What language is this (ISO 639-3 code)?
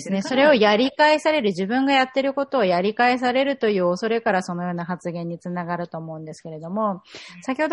jpn